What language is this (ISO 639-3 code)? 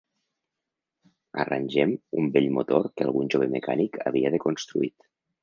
cat